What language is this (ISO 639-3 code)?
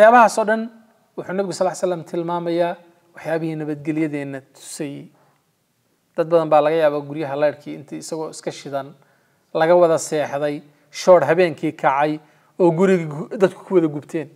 ara